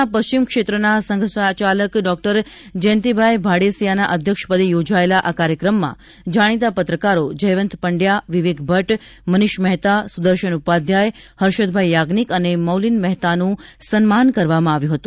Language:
Gujarati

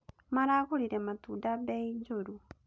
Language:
Kikuyu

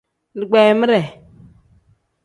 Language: Tem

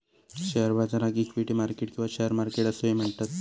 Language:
Marathi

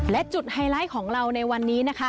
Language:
Thai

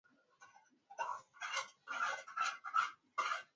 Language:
Swahili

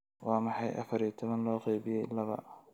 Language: Somali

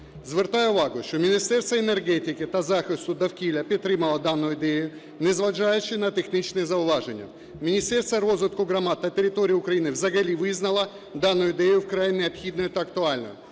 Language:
Ukrainian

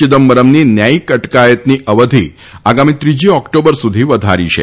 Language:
Gujarati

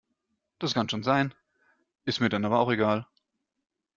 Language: German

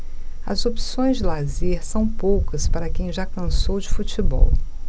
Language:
Portuguese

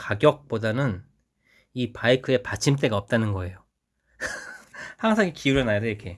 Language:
Korean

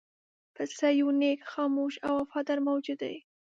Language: Pashto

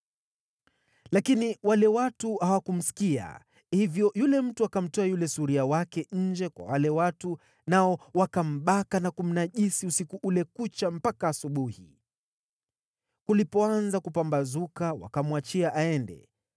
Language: Swahili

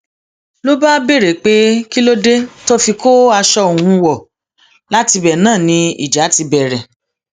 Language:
Yoruba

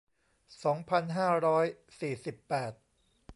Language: Thai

